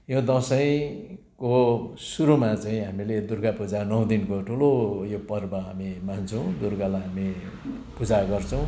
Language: Nepali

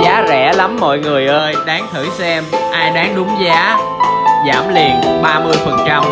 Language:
Vietnamese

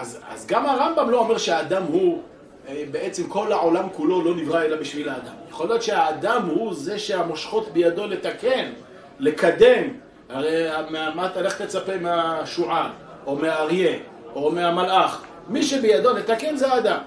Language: Hebrew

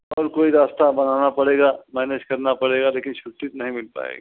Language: Hindi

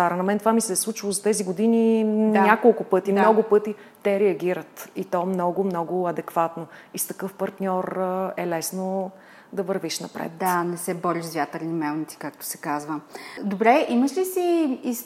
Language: Bulgarian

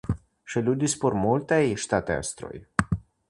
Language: Esperanto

